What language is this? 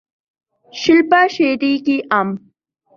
Urdu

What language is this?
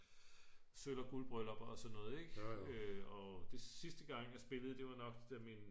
Danish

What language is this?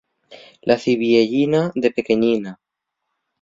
Asturian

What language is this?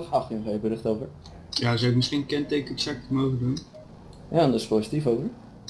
Dutch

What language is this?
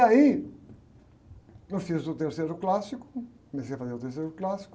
Portuguese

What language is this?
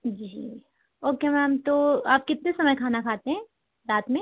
Hindi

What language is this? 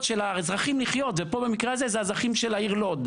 Hebrew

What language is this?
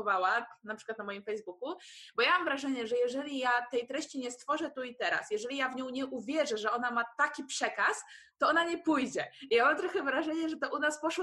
Polish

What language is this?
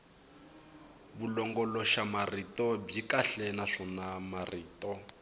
Tsonga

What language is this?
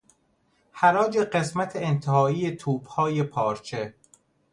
Persian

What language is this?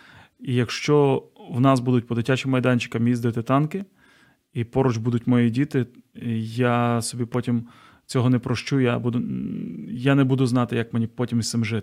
Ukrainian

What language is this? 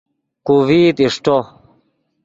Yidgha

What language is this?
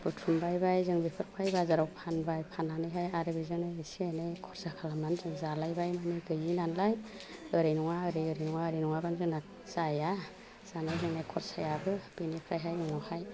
Bodo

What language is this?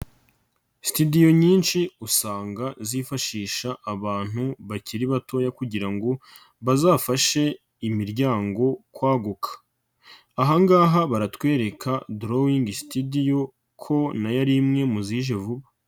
Kinyarwanda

